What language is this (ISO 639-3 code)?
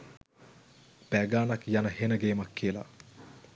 sin